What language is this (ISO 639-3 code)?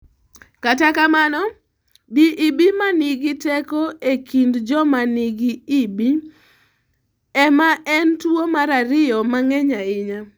luo